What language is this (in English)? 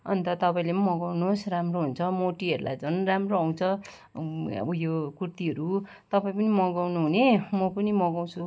Nepali